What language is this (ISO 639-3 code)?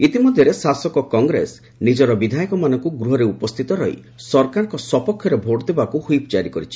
ori